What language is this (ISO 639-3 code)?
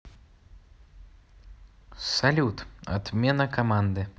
rus